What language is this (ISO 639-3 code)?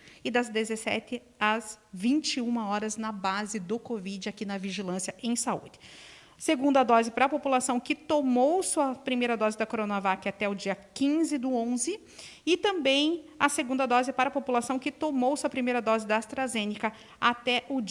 por